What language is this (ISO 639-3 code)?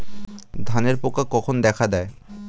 ben